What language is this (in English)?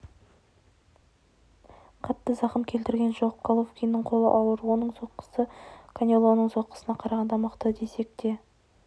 Kazakh